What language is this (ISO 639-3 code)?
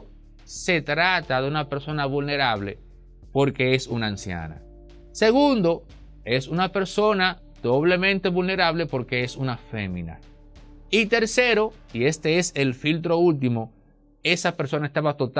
spa